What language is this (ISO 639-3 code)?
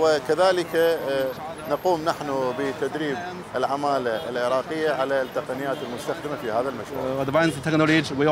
ara